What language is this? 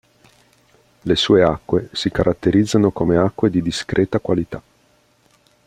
Italian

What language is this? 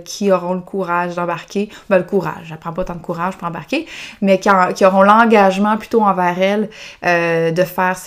French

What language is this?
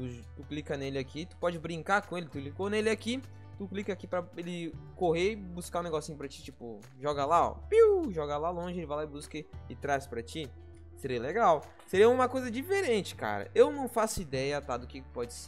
Portuguese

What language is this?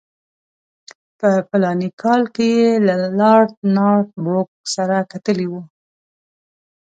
Pashto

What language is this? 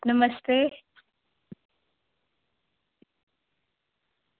Dogri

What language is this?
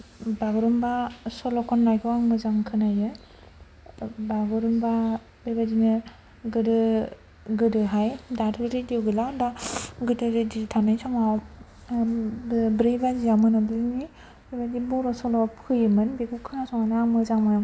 Bodo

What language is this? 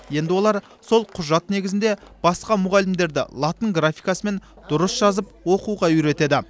Kazakh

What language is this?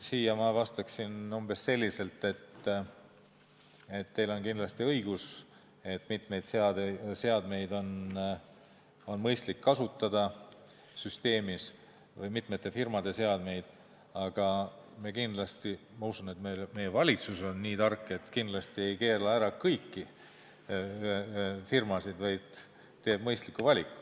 Estonian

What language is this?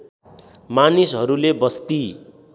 Nepali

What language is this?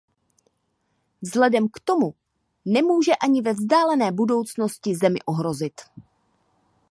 Czech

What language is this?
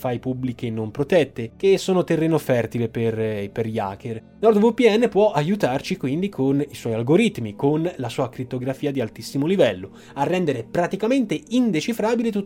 Italian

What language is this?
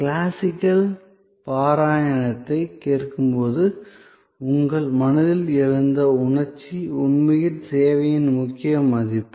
Tamil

